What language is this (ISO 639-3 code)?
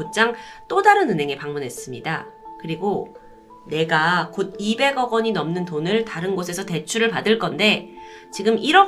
kor